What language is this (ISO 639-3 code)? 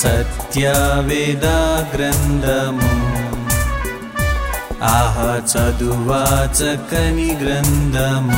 tel